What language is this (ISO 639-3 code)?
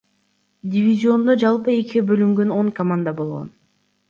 kir